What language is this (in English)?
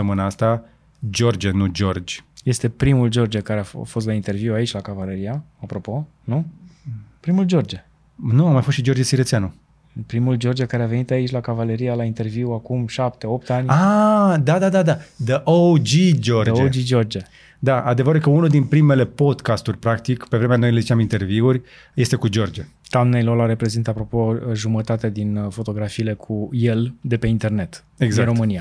Romanian